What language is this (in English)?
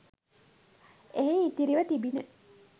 Sinhala